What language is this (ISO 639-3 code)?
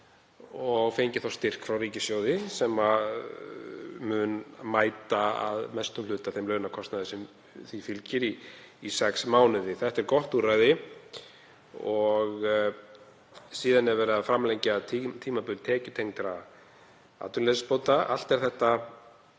isl